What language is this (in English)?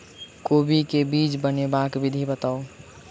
Maithili